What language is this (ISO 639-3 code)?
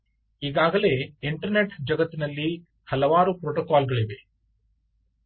kan